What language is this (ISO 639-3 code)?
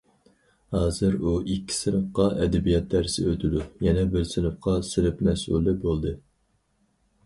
uig